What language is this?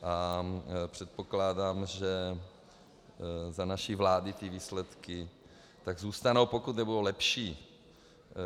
Czech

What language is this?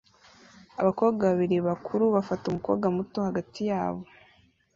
Kinyarwanda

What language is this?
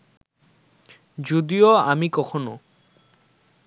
Bangla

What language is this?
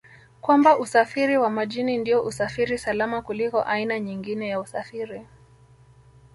Swahili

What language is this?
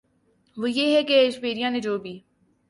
Urdu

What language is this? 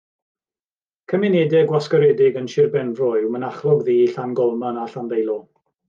Welsh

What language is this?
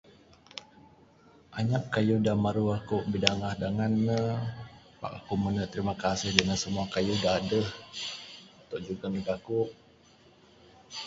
Bukar-Sadung Bidayuh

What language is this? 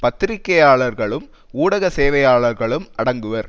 Tamil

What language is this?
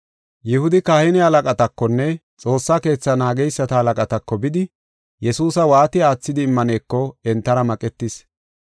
Gofa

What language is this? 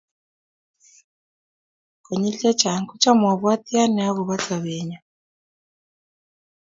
Kalenjin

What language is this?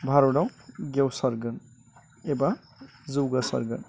Bodo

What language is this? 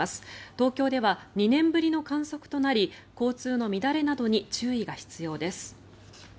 Japanese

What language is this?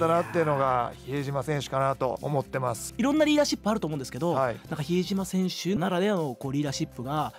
Japanese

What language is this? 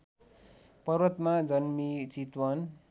Nepali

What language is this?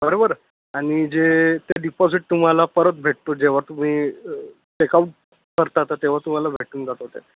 Marathi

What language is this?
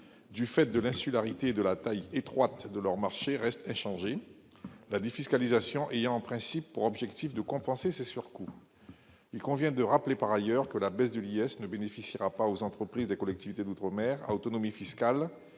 French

